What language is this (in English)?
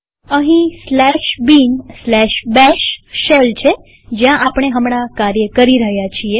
Gujarati